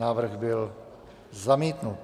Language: Czech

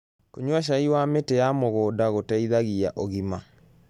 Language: Kikuyu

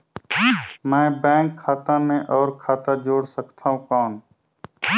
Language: Chhattisgarhi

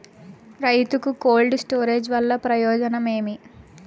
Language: Telugu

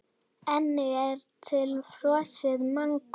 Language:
Icelandic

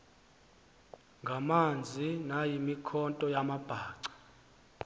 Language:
Xhosa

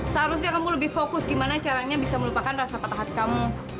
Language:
Indonesian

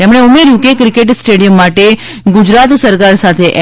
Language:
Gujarati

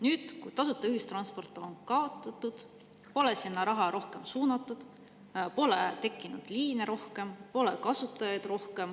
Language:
Estonian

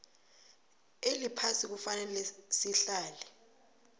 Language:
South Ndebele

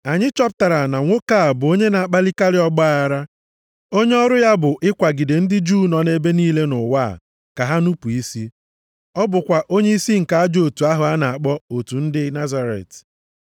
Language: Igbo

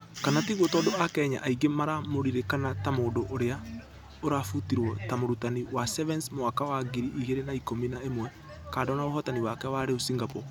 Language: Kikuyu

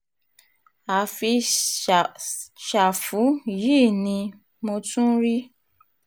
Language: Yoruba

